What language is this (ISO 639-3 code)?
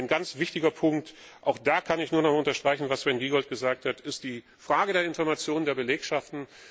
deu